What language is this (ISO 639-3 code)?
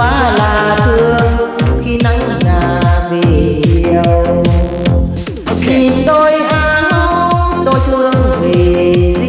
vie